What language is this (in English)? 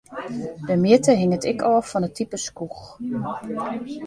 Western Frisian